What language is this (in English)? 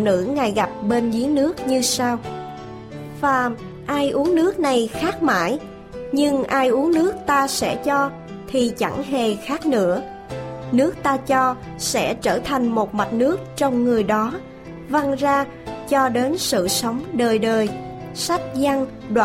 Vietnamese